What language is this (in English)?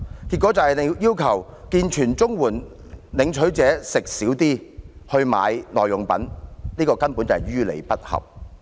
Cantonese